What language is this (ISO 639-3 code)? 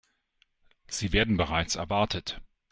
deu